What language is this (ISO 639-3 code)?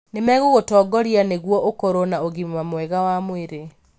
kik